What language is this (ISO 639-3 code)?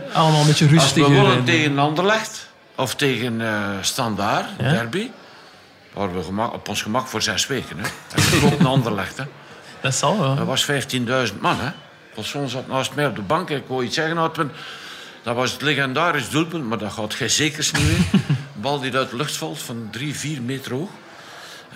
nld